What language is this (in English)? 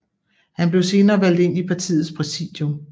Danish